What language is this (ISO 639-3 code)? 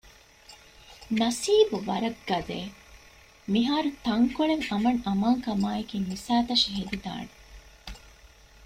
div